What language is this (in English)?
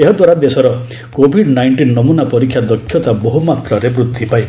Odia